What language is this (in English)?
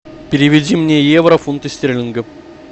Russian